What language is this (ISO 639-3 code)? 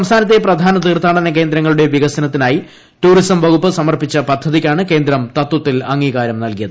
mal